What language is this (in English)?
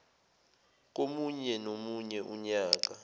Zulu